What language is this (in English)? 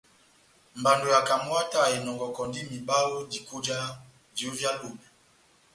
Batanga